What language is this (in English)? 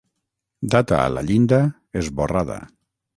Catalan